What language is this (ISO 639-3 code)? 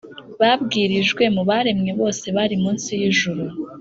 kin